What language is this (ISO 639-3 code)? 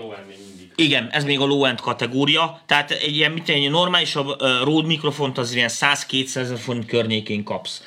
hun